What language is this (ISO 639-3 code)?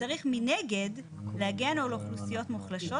heb